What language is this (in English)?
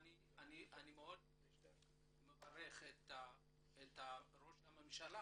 Hebrew